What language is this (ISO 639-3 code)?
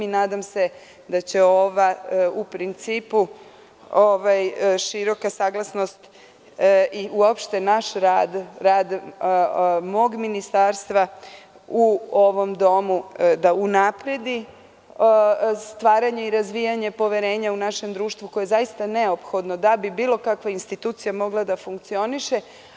srp